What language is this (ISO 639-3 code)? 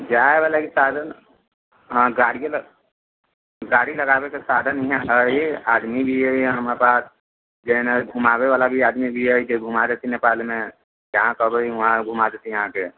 mai